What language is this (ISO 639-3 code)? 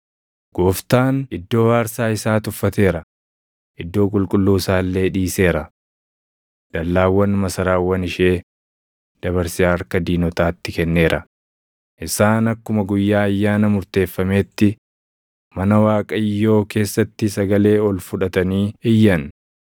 orm